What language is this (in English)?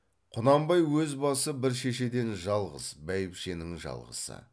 Kazakh